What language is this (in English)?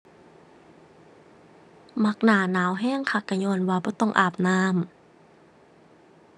Thai